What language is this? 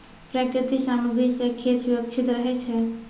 Maithili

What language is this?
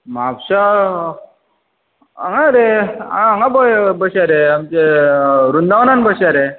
Konkani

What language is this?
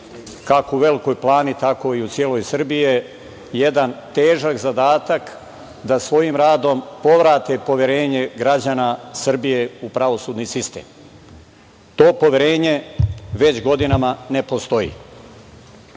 Serbian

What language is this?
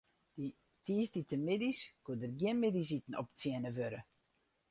Western Frisian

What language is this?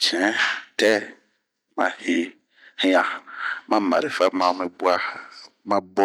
Bomu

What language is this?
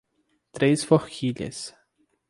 Portuguese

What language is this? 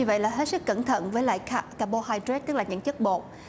Vietnamese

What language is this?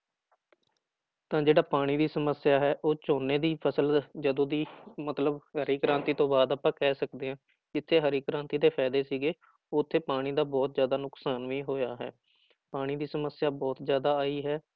Punjabi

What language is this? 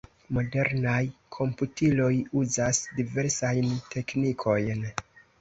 Esperanto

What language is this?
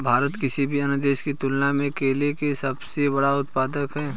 Hindi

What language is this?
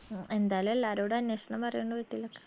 Malayalam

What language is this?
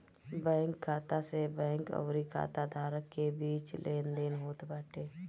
Bhojpuri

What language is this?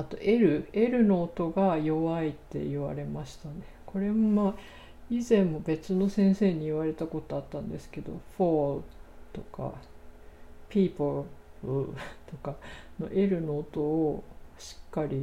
Japanese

